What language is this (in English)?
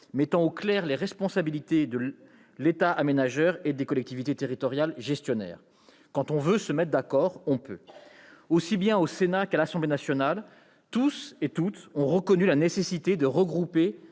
French